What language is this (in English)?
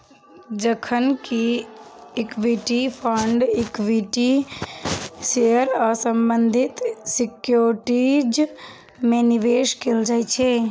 Maithili